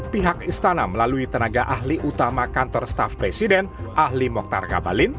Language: Indonesian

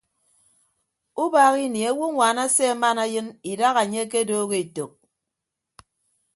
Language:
Ibibio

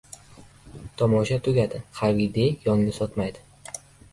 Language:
Uzbek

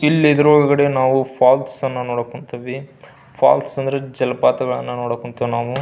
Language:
Kannada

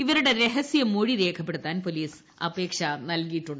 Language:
Malayalam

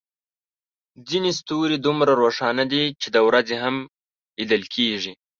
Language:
Pashto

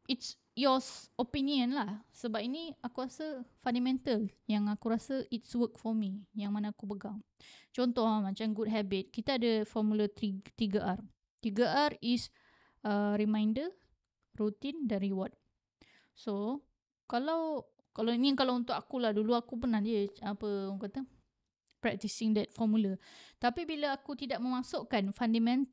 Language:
Malay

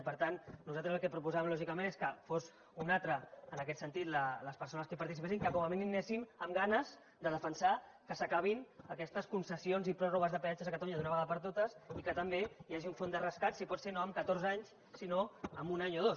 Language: Catalan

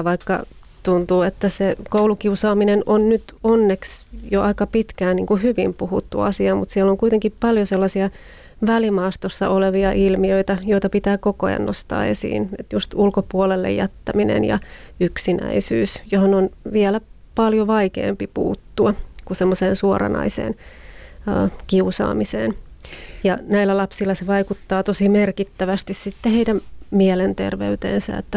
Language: Finnish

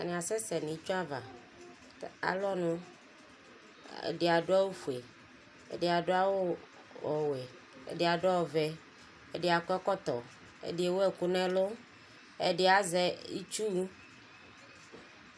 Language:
Ikposo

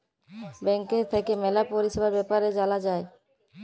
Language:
Bangla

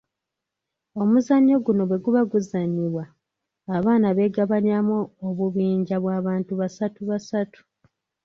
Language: Ganda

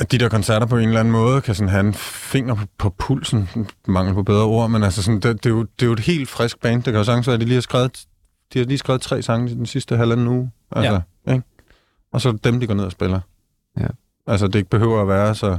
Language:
Danish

